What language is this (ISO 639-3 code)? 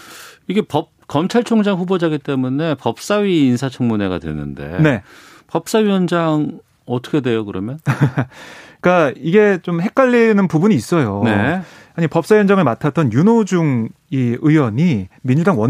kor